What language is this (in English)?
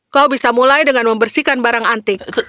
Indonesian